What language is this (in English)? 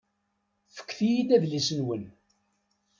Kabyle